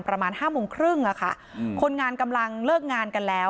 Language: Thai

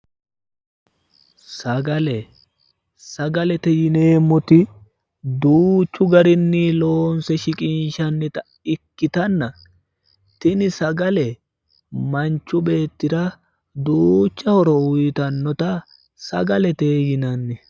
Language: Sidamo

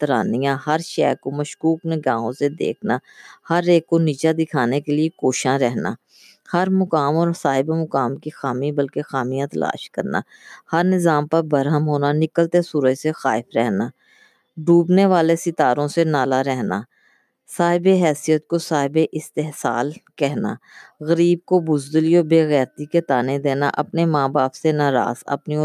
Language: Urdu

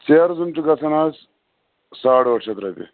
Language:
Kashmiri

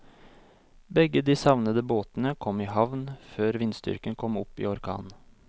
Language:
Norwegian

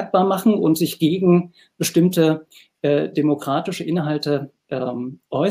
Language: German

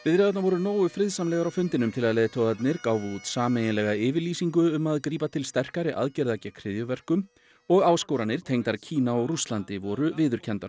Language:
Icelandic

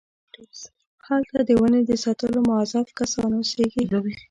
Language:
Pashto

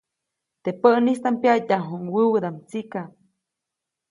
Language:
Copainalá Zoque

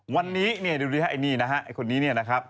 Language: Thai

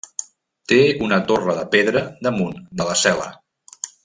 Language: Catalan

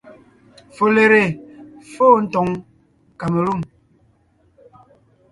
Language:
Ngiemboon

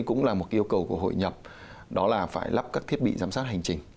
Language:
Vietnamese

